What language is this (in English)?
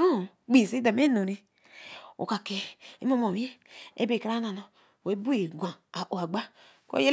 Eleme